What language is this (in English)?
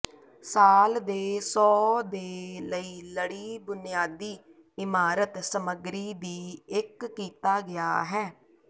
Punjabi